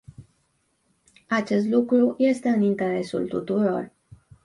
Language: Romanian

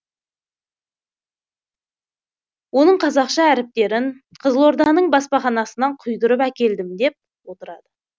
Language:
Kazakh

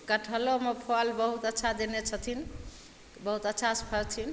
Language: Maithili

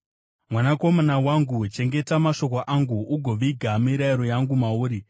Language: Shona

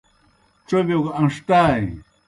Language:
Kohistani Shina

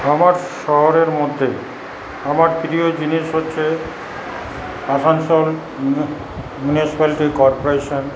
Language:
Bangla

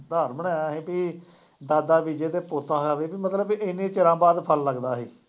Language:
Punjabi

